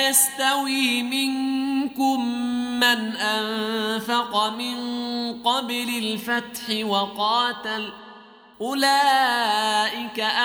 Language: Arabic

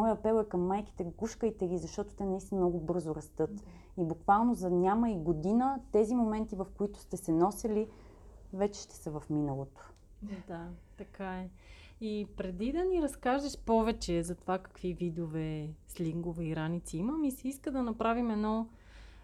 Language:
Bulgarian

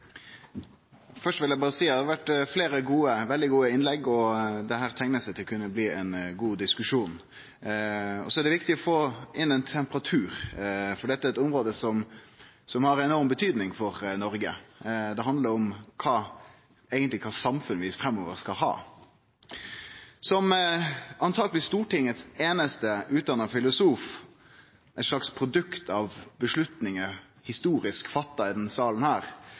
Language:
Norwegian Nynorsk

